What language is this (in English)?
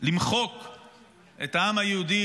Hebrew